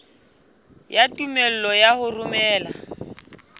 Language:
Southern Sotho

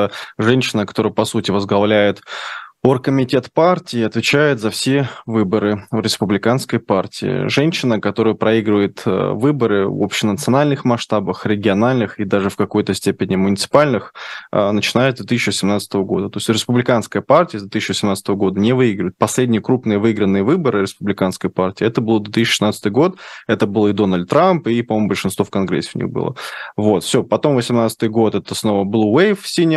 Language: Russian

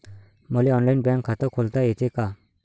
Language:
Marathi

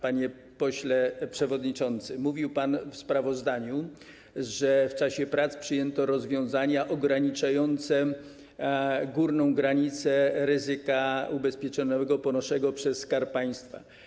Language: Polish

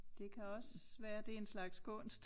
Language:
Danish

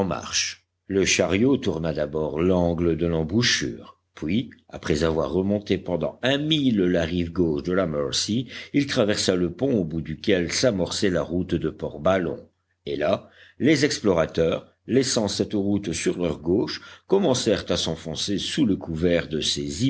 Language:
French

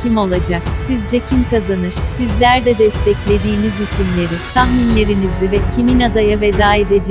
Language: Turkish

